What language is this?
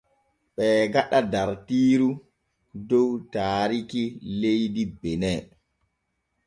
Borgu Fulfulde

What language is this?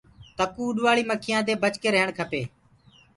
Gurgula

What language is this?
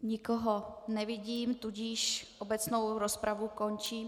Czech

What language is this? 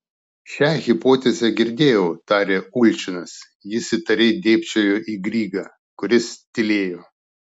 Lithuanian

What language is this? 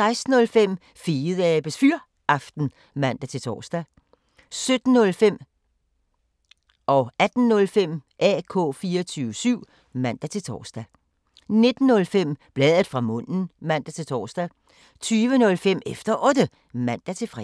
Danish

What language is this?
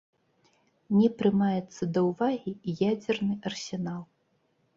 Belarusian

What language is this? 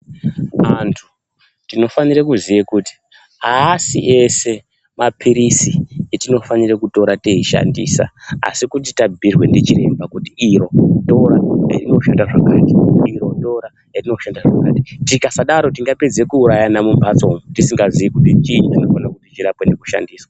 Ndau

